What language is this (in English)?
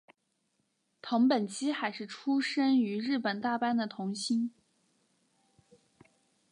Chinese